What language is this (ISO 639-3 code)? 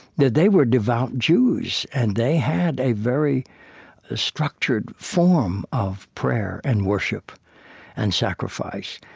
eng